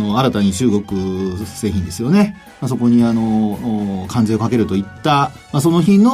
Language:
Japanese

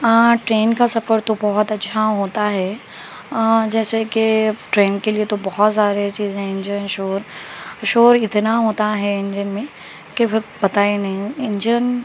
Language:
Urdu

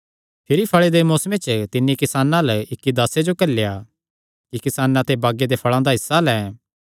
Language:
Kangri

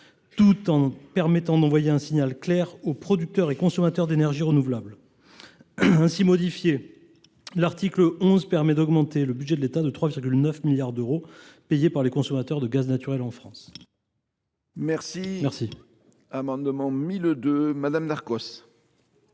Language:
French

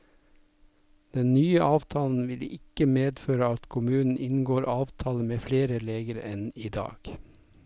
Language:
Norwegian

